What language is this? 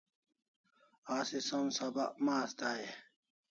Kalasha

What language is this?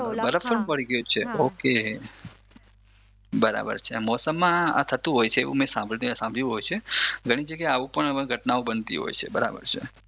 Gujarati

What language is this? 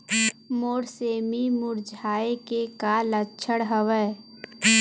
Chhattisgarhi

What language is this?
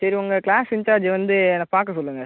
Tamil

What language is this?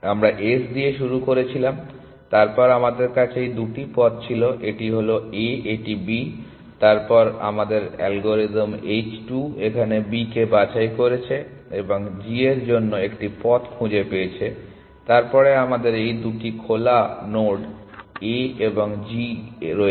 Bangla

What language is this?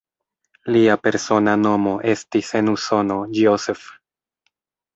Esperanto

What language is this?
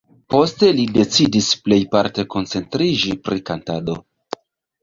Esperanto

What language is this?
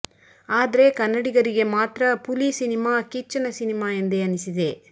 Kannada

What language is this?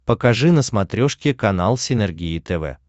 Russian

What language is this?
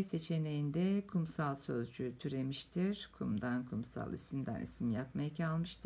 Turkish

